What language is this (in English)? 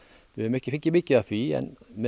Icelandic